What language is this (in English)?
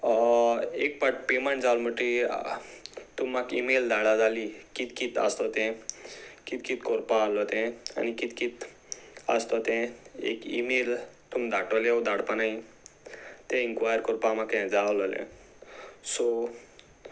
Konkani